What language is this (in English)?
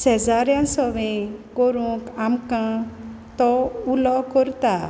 Konkani